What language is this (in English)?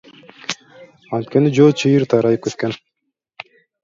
Kyrgyz